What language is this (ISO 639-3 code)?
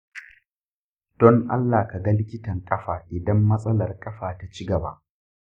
hau